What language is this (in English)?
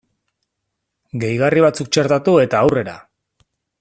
Basque